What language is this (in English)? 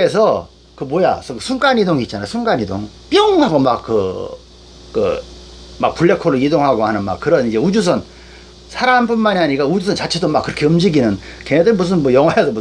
Korean